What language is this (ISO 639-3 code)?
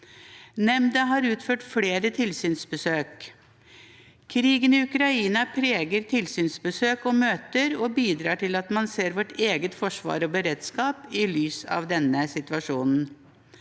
nor